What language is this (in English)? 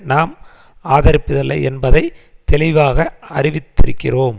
Tamil